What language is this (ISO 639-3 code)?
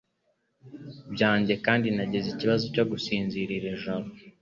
kin